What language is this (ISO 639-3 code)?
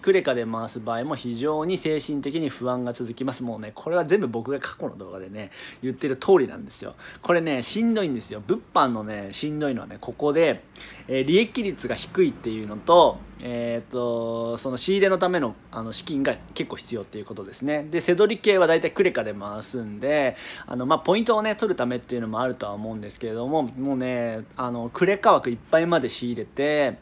jpn